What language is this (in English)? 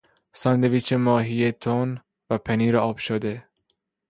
Persian